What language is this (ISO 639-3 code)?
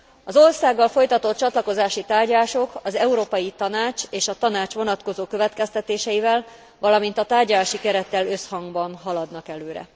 hun